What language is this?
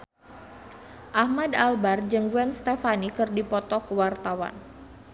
Sundanese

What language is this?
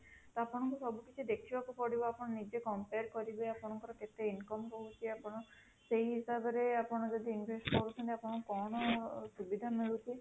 Odia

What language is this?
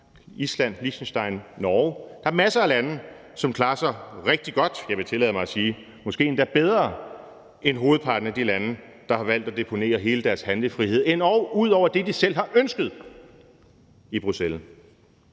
Danish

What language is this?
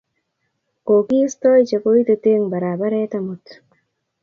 Kalenjin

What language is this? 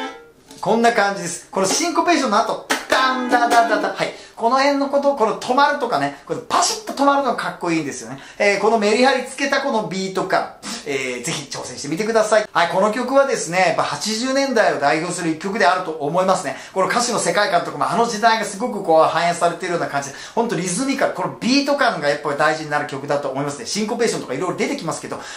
Japanese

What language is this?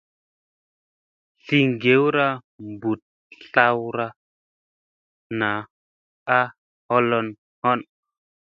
Musey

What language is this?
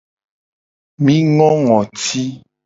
Gen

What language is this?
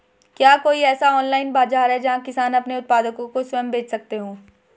Hindi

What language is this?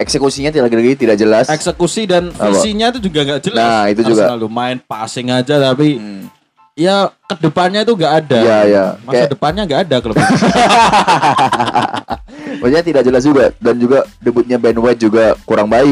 Indonesian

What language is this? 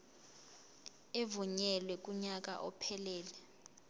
Zulu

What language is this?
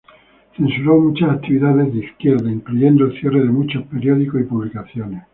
Spanish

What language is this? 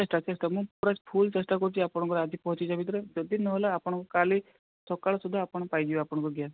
Odia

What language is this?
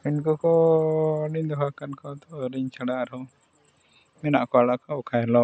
Santali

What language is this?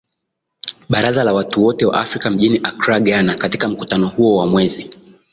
Swahili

